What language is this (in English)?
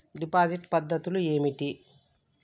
Telugu